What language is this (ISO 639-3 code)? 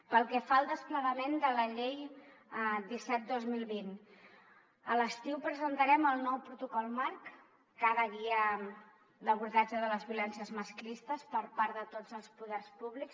cat